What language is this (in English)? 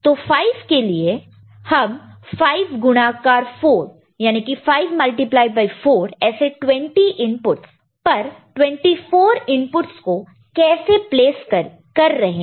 Hindi